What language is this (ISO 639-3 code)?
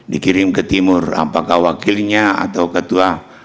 ind